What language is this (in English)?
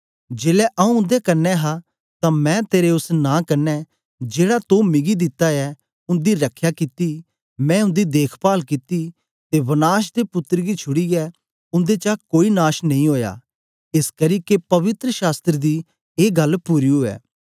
Dogri